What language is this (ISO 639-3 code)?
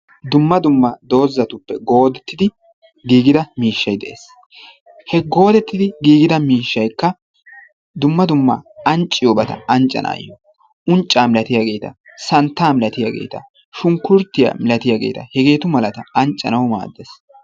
wal